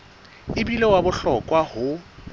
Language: Southern Sotho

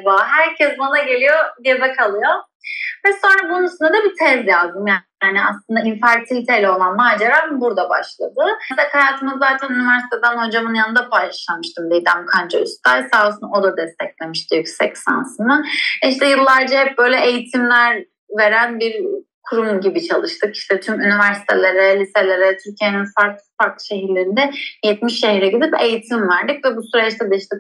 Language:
Turkish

